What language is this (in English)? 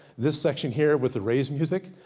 English